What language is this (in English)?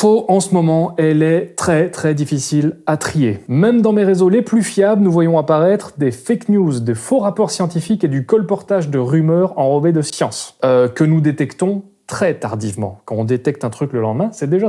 French